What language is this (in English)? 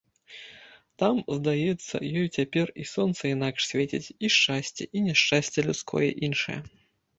Belarusian